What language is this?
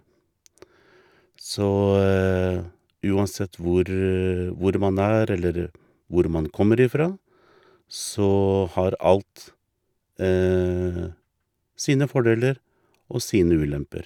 Norwegian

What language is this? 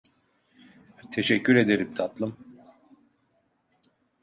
Turkish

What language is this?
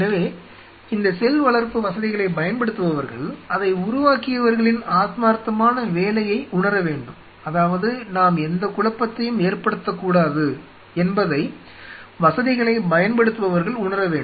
Tamil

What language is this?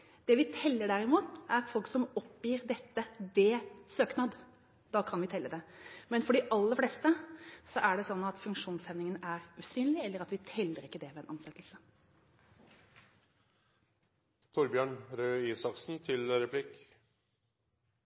Norwegian Bokmål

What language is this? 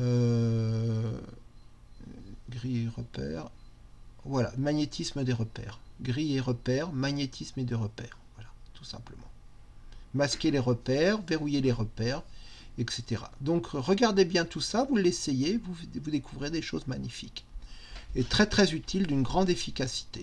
French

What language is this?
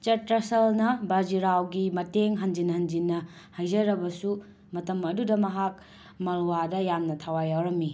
Manipuri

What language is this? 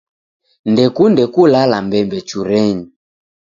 Taita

